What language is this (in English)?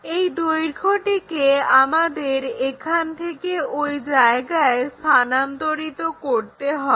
Bangla